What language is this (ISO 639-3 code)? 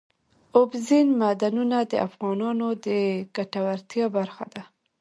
pus